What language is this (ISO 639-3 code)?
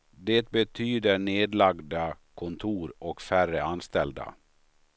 swe